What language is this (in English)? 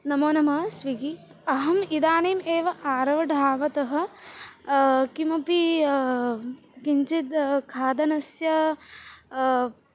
Sanskrit